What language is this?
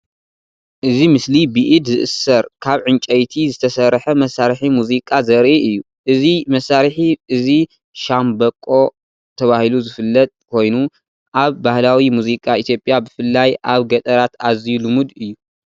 Tigrinya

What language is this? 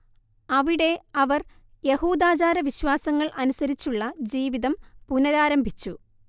Malayalam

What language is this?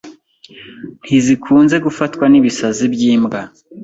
Kinyarwanda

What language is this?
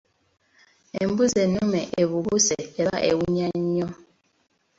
Ganda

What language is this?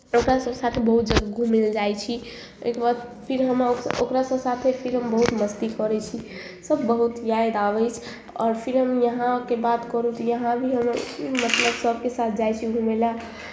Maithili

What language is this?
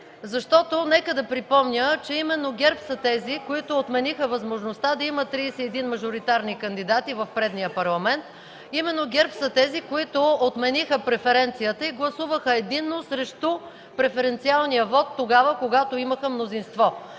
Bulgarian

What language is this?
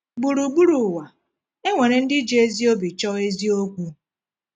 Igbo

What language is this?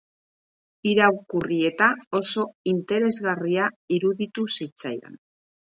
Basque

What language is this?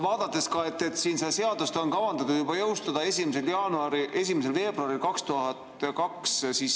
Estonian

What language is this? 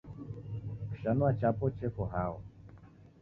Taita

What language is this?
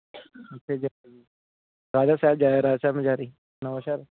Punjabi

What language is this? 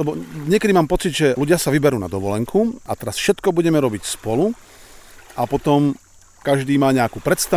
Slovak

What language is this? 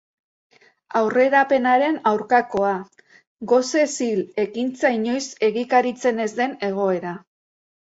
Basque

